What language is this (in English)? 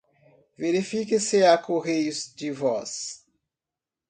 Portuguese